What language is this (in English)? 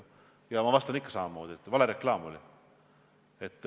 Estonian